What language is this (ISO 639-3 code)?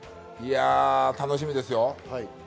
jpn